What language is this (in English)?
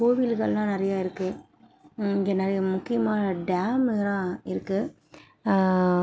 Tamil